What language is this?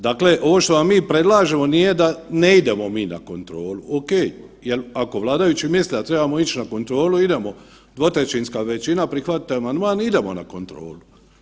Croatian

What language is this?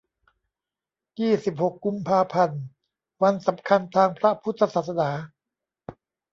Thai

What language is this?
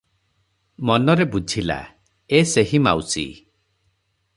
Odia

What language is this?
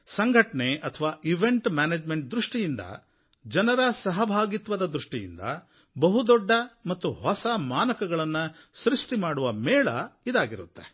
Kannada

